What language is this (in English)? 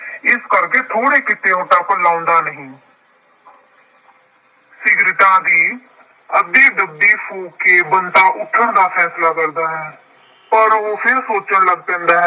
Punjabi